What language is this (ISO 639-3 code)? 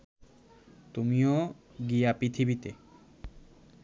ben